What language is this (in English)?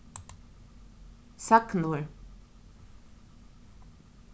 Faroese